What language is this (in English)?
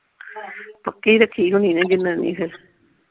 Punjabi